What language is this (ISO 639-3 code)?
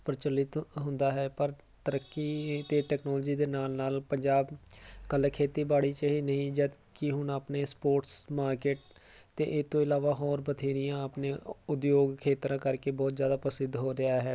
pan